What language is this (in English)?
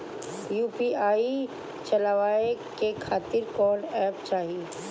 Bhojpuri